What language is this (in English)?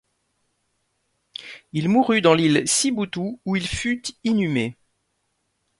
French